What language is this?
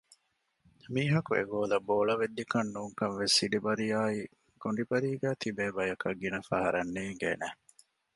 Divehi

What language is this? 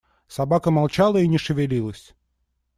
Russian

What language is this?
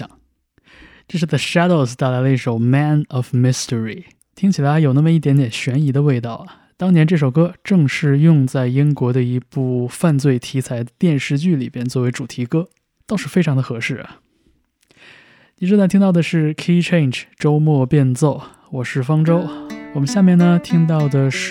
Chinese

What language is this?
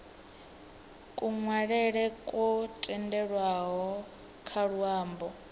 Venda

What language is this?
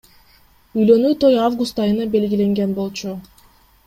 Kyrgyz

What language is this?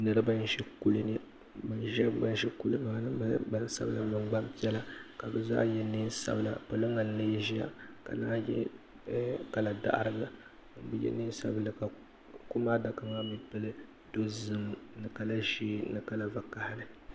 Dagbani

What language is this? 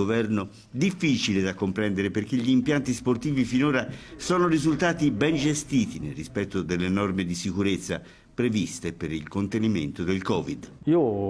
Italian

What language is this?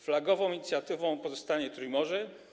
Polish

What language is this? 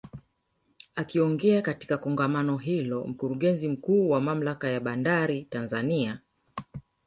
Swahili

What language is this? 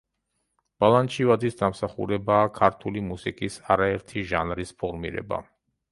Georgian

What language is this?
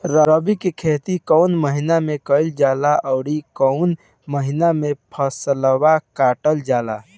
Bhojpuri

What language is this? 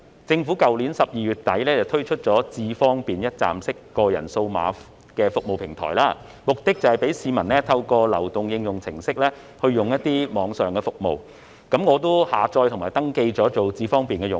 Cantonese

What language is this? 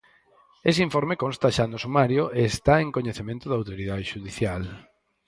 Galician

